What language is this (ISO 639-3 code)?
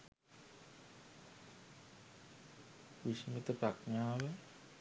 sin